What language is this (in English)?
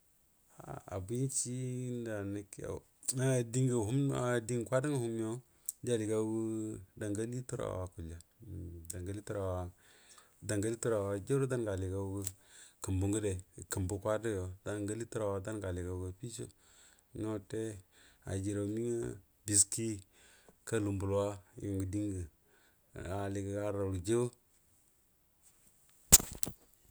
Buduma